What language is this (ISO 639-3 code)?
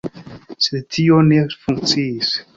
epo